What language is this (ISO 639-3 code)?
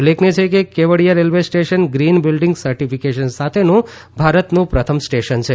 guj